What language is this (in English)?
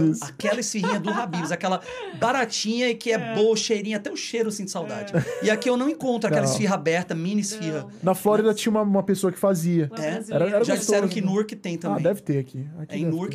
Portuguese